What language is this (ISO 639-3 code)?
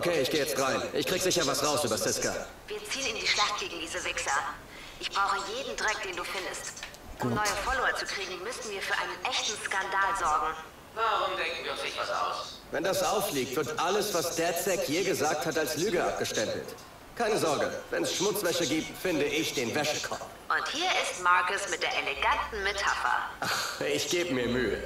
deu